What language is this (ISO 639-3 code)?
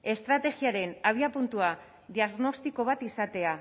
eus